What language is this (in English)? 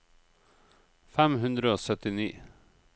Norwegian